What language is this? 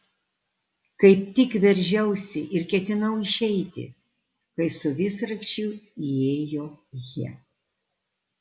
Lithuanian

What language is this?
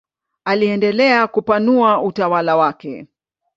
Swahili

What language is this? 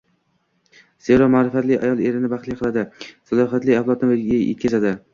Uzbek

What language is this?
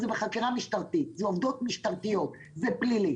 Hebrew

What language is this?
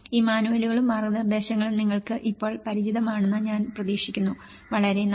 Malayalam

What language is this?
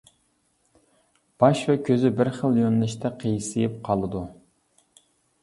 Uyghur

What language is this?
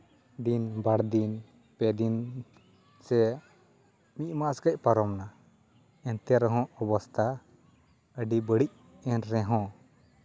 Santali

